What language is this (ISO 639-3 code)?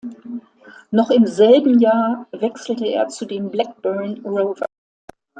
deu